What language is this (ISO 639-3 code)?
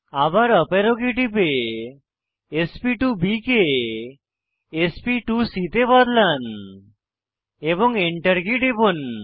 ben